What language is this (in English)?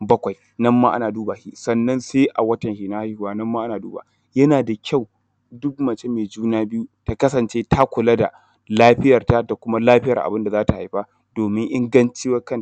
Hausa